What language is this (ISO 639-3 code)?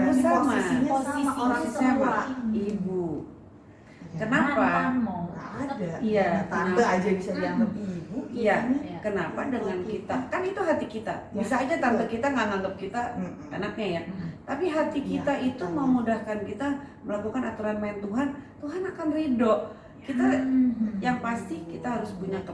ind